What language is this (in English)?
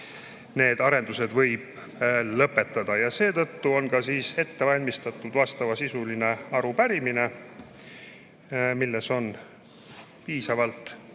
Estonian